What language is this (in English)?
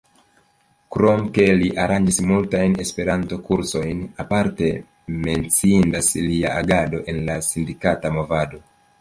Esperanto